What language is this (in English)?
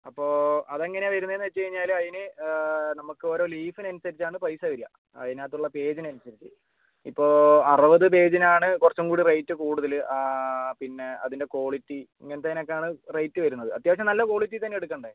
Malayalam